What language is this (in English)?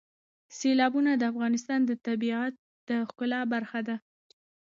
Pashto